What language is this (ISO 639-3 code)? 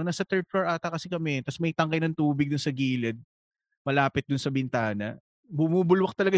fil